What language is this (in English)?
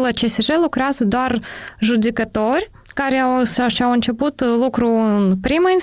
Romanian